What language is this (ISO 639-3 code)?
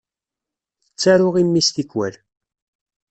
kab